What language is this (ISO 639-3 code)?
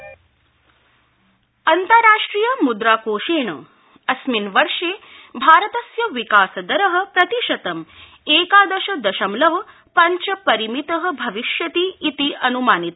san